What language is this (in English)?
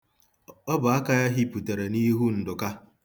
Igbo